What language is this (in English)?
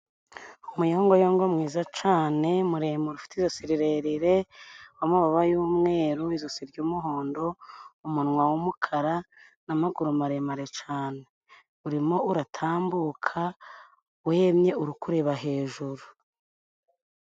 Kinyarwanda